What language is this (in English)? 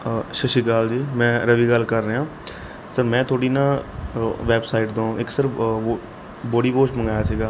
Punjabi